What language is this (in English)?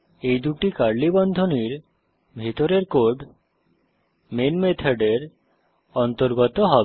Bangla